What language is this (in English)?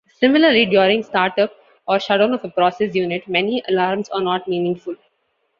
English